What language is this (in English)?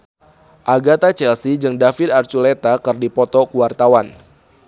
Sundanese